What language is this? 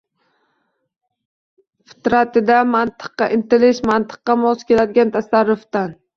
Uzbek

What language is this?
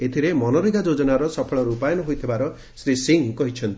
Odia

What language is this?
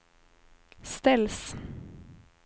Swedish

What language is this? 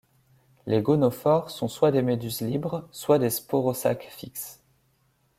French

